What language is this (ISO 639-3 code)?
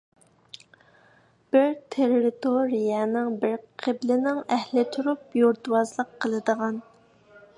uig